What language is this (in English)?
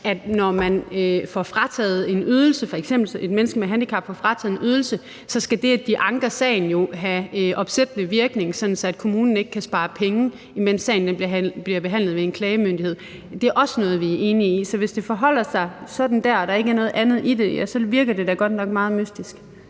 Danish